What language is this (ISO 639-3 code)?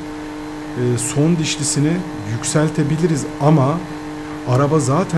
tur